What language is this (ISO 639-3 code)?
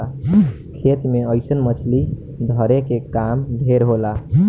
bho